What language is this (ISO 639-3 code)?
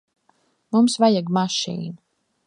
lav